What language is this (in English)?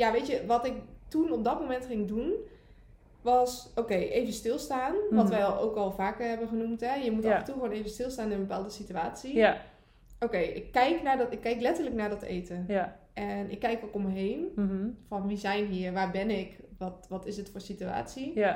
Dutch